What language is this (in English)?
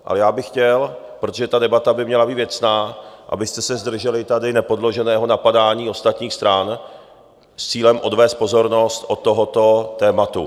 Czech